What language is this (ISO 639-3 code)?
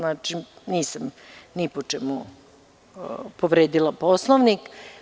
srp